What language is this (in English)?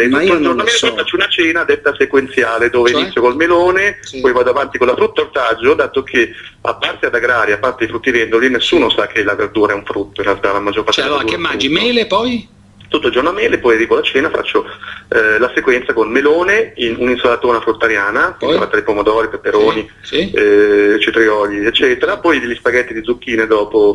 Italian